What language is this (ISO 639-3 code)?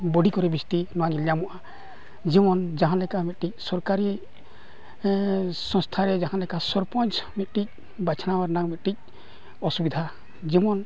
sat